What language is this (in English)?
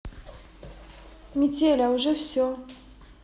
Russian